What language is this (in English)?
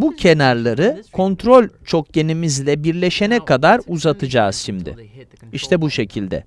Turkish